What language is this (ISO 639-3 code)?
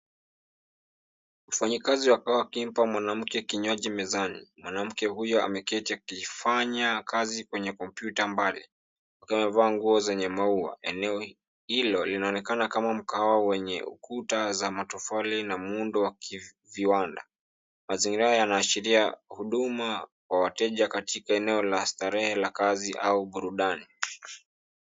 swa